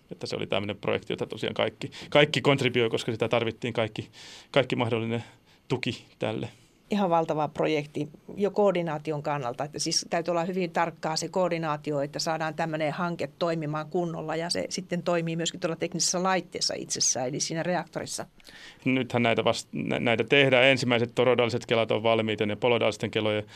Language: Finnish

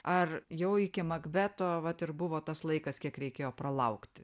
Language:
Lithuanian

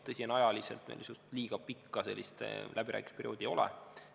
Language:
Estonian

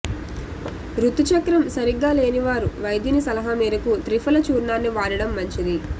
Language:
Telugu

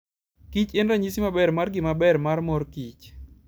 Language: Luo (Kenya and Tanzania)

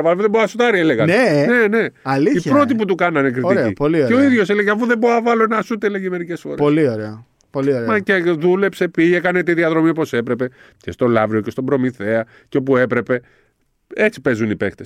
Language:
Greek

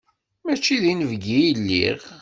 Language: Kabyle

